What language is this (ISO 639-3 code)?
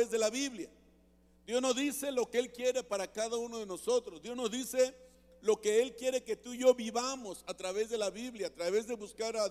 spa